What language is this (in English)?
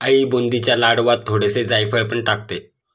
Marathi